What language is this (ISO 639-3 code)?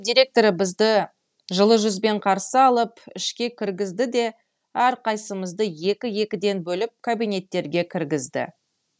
kaz